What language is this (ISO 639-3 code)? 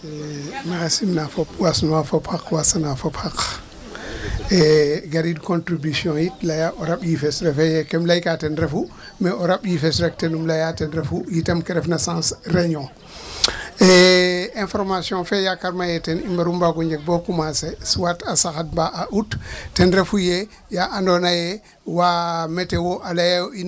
wol